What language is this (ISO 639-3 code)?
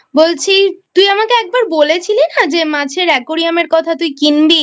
ben